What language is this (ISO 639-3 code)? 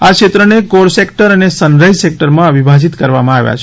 guj